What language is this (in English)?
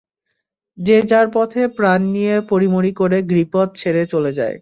Bangla